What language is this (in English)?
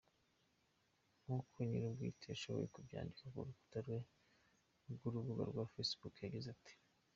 Kinyarwanda